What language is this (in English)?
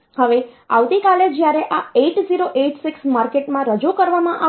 Gujarati